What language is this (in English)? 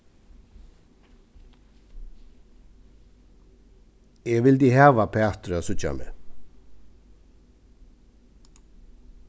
Faroese